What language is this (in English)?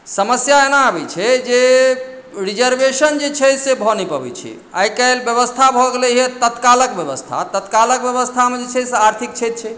Maithili